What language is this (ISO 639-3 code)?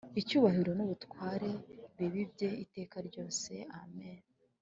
kin